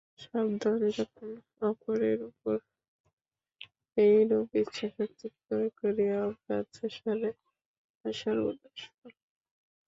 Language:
Bangla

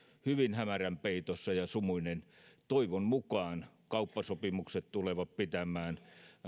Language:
Finnish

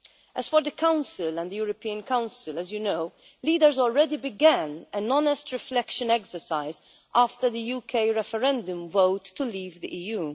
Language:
English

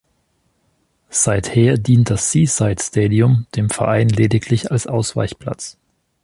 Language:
German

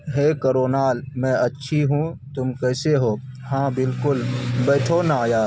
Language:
Urdu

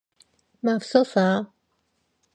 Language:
Korean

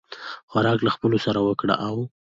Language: Pashto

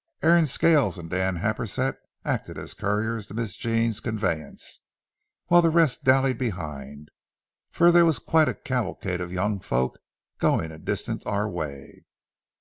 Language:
English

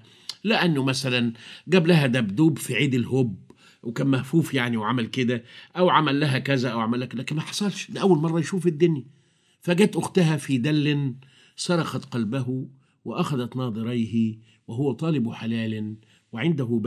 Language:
Arabic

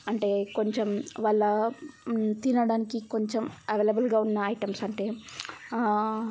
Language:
Telugu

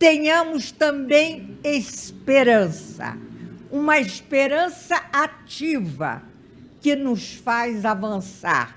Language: Portuguese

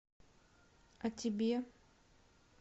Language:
Russian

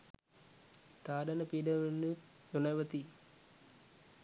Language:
Sinhala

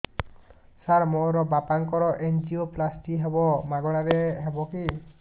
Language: Odia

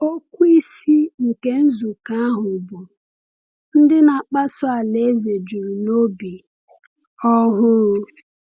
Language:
Igbo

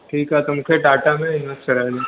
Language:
Sindhi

